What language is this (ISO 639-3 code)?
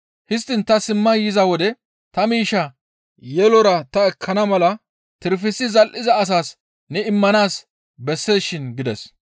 gmv